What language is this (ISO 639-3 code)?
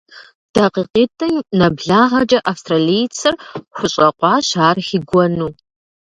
kbd